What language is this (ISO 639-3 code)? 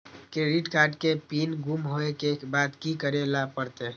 mai